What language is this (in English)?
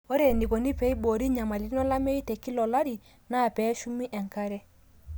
Masai